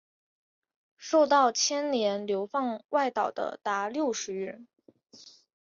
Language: Chinese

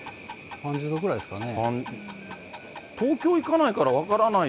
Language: Japanese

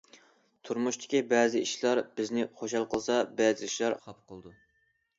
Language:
Uyghur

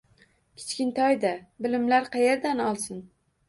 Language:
Uzbek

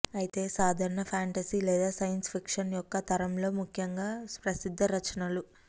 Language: Telugu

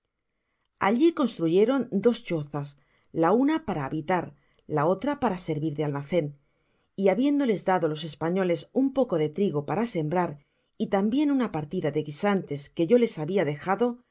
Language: Spanish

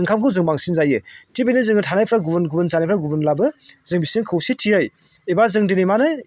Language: Bodo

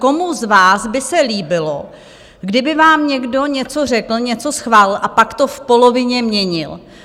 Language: Czech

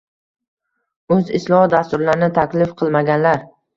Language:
Uzbek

